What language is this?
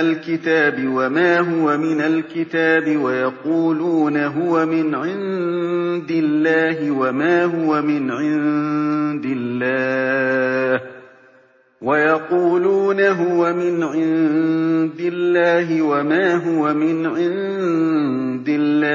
Arabic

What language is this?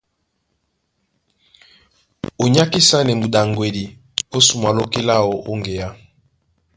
Duala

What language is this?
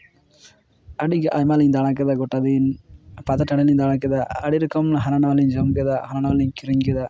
Santali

